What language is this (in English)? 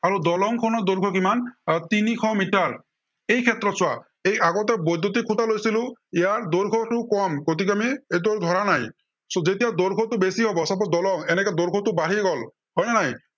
Assamese